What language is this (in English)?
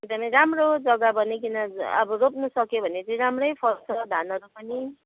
Nepali